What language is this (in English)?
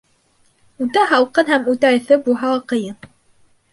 Bashkir